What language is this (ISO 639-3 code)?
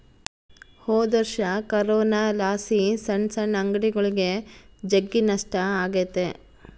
kan